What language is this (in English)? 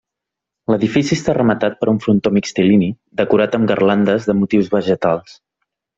Catalan